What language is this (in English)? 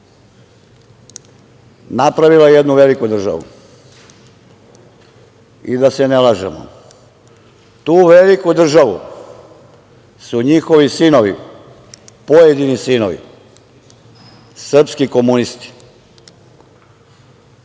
Serbian